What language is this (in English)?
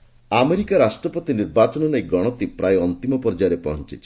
Odia